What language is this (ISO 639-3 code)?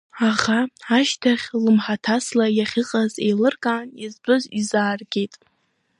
abk